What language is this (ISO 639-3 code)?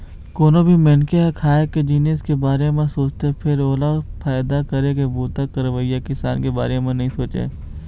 hne